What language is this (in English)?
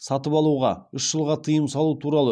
Kazakh